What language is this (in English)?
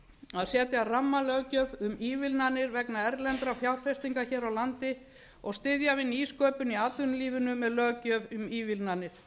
Icelandic